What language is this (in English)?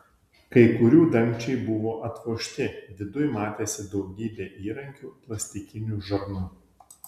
Lithuanian